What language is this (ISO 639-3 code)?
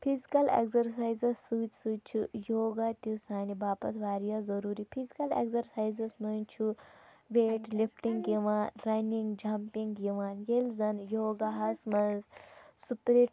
kas